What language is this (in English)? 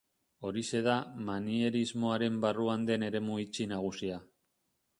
Basque